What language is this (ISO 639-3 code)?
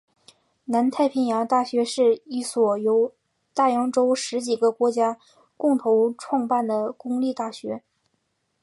zho